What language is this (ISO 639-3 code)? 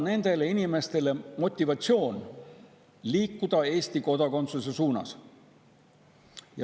est